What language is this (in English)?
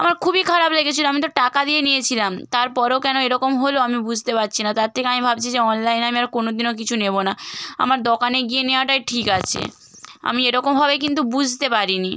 Bangla